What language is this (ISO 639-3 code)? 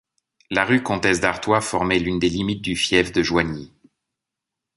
fra